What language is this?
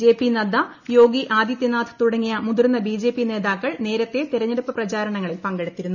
Malayalam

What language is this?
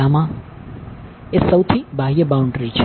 Gujarati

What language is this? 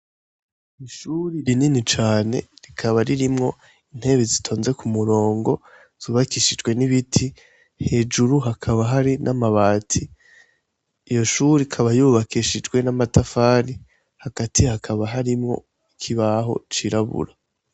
Rundi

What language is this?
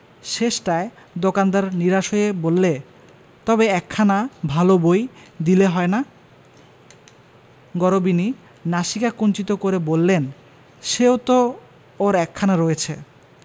Bangla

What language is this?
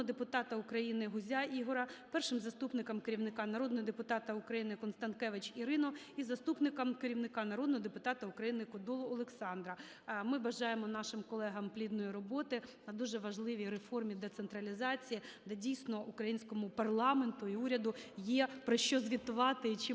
Ukrainian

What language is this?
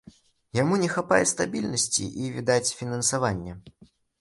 Belarusian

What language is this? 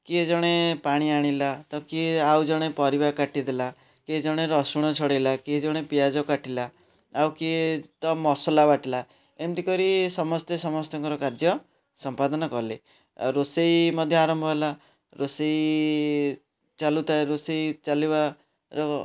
Odia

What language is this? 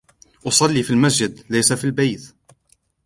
Arabic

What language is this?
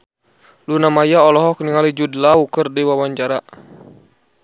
Sundanese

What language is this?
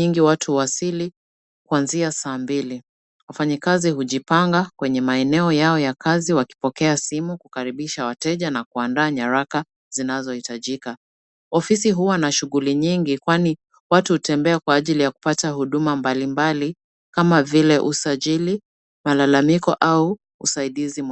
Swahili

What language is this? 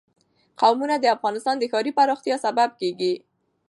Pashto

